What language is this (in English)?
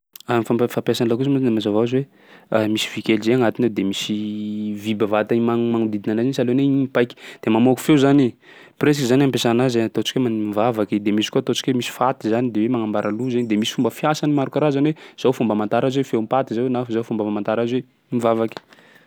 Sakalava Malagasy